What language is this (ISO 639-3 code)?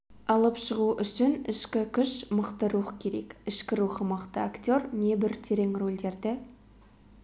kaz